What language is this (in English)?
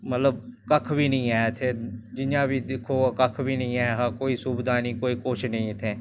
Dogri